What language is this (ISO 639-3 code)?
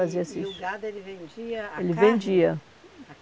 por